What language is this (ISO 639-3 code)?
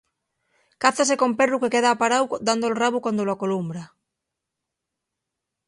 ast